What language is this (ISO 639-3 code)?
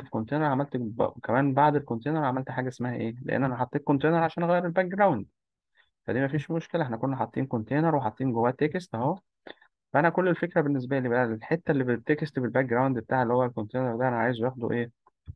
ara